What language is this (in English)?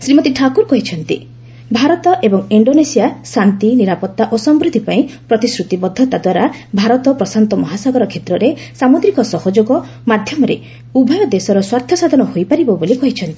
Odia